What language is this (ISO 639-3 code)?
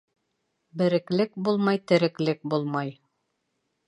bak